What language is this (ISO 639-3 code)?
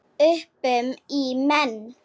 isl